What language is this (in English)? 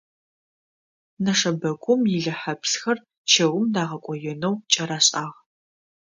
Adyghe